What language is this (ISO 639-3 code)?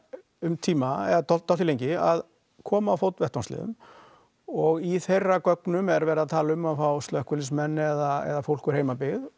isl